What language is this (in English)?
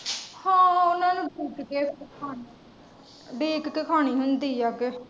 Punjabi